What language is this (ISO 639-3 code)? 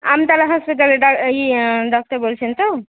ben